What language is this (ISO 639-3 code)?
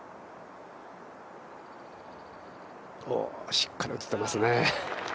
jpn